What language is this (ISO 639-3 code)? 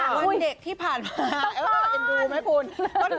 tha